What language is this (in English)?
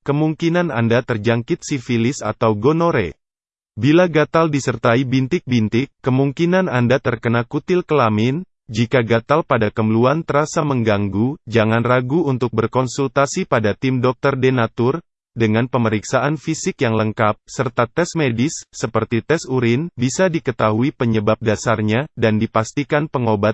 Indonesian